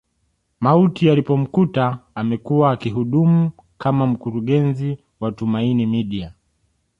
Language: Swahili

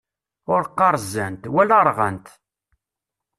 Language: Kabyle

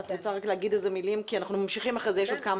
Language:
Hebrew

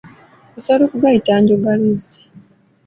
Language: Ganda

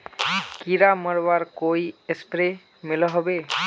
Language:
Magahi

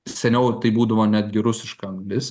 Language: Lithuanian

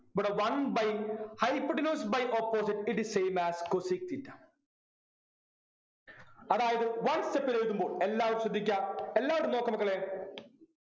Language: Malayalam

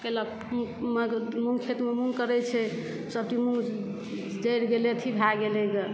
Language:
Maithili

